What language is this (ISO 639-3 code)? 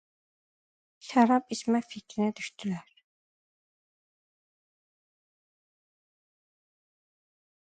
aze